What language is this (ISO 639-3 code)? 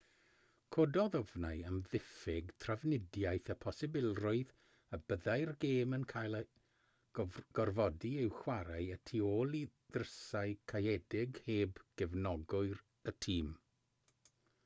cym